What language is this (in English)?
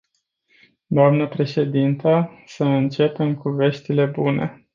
Romanian